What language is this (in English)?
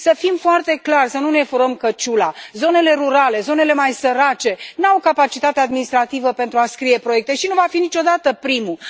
Romanian